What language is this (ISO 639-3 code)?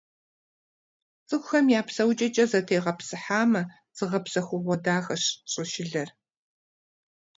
kbd